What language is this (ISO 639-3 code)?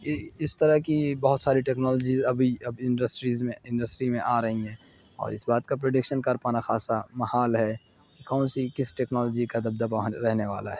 urd